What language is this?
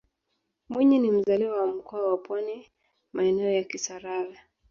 Swahili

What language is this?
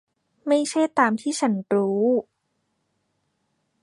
Thai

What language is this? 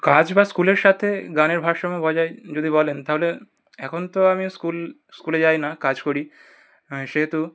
Bangla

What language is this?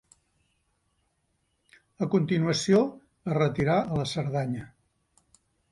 Catalan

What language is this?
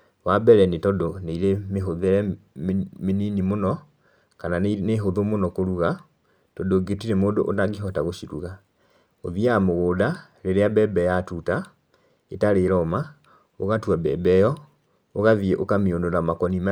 Kikuyu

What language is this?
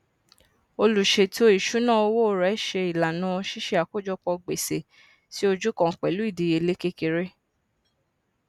Yoruba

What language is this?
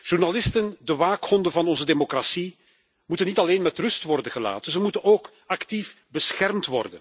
Dutch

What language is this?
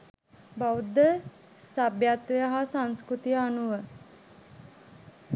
Sinhala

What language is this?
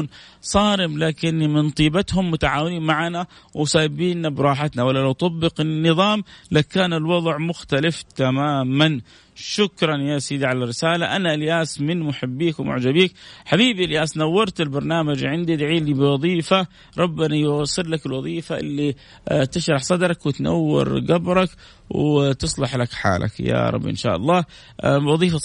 Arabic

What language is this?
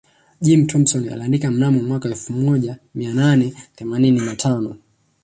Swahili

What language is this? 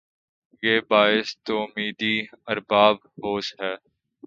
Urdu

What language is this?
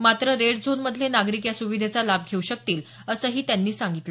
Marathi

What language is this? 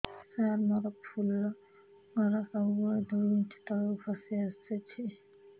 Odia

